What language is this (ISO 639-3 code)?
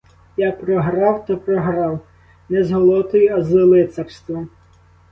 ukr